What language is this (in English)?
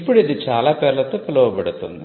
Telugu